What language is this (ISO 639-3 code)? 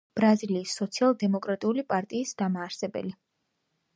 kat